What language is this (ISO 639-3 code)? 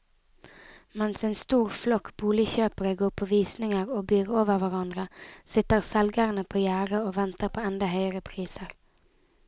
nor